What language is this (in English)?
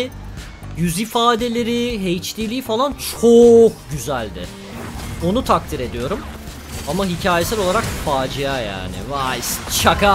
Turkish